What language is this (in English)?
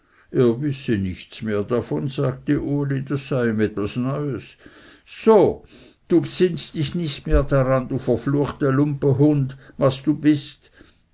German